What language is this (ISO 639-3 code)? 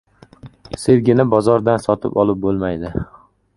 uzb